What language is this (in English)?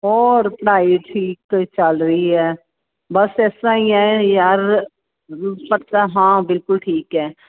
Punjabi